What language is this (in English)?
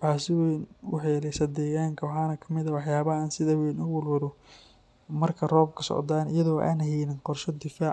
Somali